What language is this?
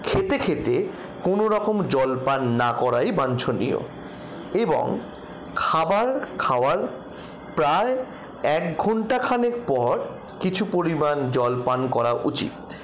Bangla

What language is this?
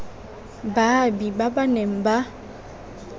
Tswana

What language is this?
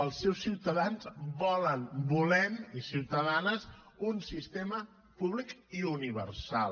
Catalan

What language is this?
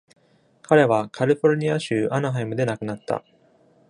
Japanese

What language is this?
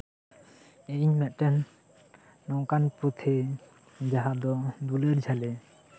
Santali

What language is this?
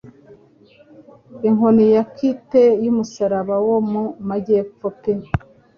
Kinyarwanda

